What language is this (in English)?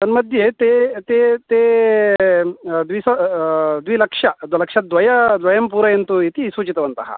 Sanskrit